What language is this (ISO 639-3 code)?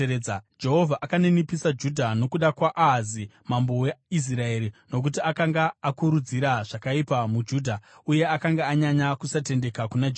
sna